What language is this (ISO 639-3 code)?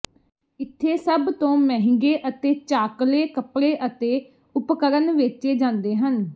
pan